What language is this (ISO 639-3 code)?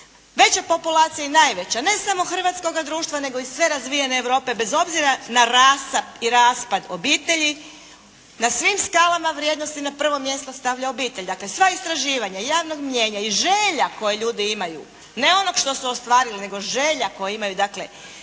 hrv